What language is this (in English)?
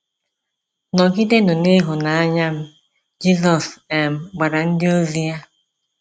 Igbo